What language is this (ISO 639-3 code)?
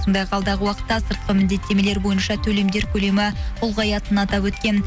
kaz